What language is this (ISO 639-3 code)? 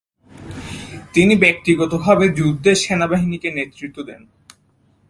ben